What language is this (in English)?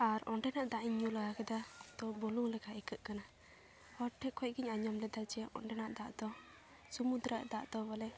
Santali